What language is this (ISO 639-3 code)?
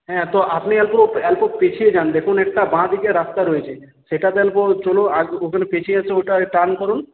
ben